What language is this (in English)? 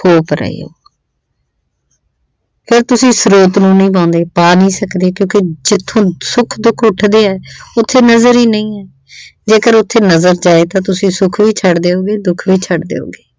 Punjabi